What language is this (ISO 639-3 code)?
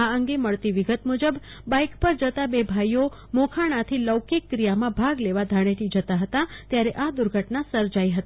guj